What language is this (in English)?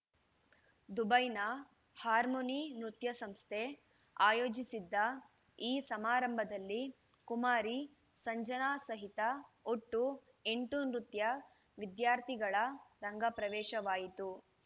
Kannada